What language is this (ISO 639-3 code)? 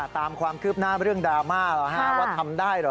tha